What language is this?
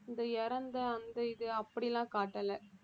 Tamil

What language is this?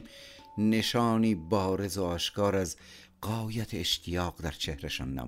Persian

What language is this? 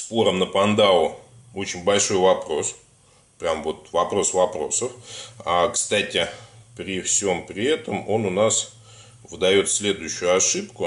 Russian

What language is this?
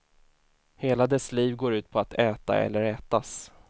Swedish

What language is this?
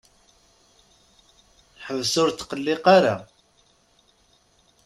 Kabyle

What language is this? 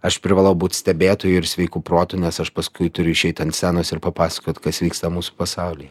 Lithuanian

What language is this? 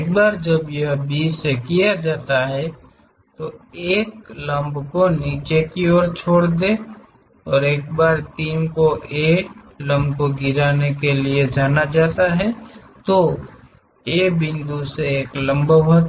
Hindi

